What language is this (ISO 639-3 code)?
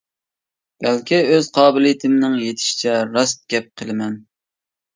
uig